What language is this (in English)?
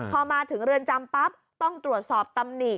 Thai